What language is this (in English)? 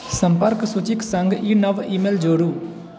Maithili